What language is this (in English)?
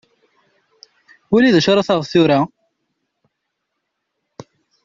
Kabyle